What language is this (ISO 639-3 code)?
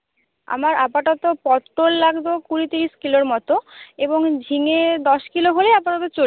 ben